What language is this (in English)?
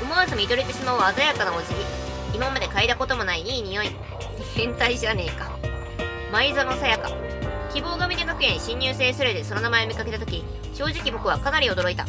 Japanese